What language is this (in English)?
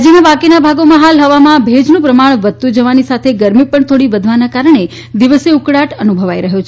Gujarati